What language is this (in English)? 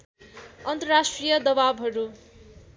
Nepali